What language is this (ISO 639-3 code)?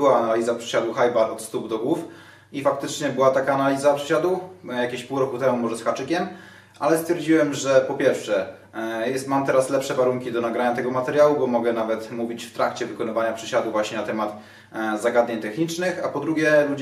pol